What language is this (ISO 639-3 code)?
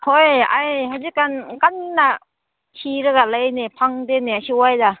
mni